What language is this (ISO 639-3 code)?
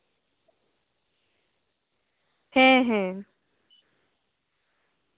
sat